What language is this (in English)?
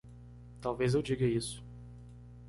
Portuguese